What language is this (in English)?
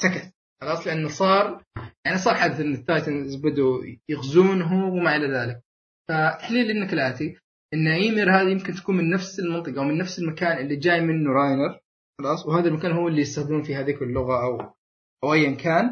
Arabic